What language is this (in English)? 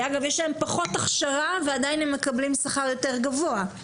Hebrew